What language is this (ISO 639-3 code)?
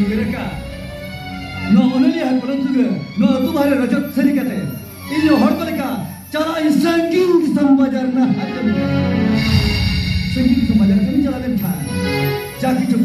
ara